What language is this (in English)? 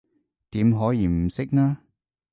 Cantonese